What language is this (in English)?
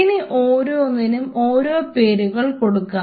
Malayalam